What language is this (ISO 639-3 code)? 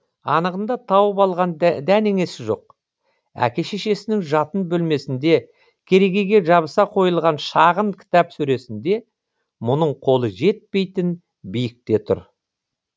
kaz